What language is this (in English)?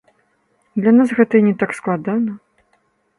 Belarusian